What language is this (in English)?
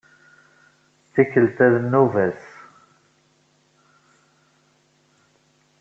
Kabyle